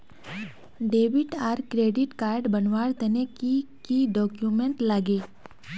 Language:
Magahi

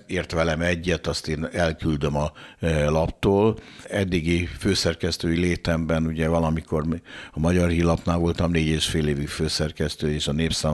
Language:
Hungarian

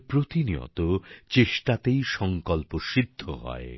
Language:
Bangla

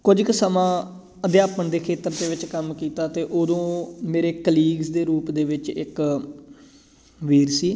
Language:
Punjabi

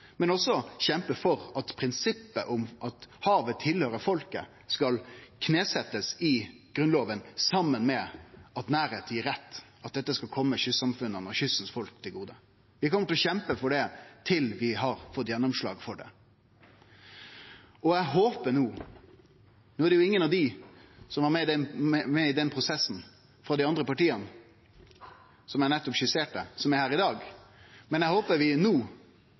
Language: Norwegian Nynorsk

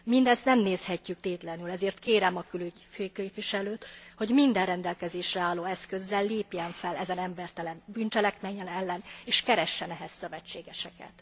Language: Hungarian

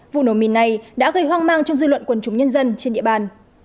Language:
Vietnamese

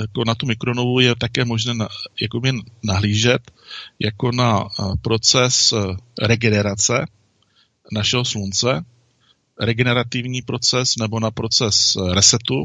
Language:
Czech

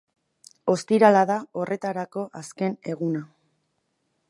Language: Basque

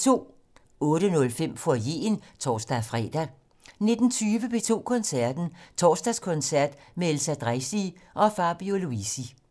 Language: Danish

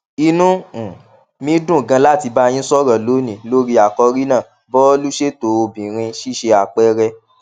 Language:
Yoruba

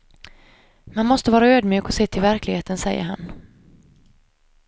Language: Swedish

